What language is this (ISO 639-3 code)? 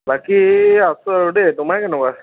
asm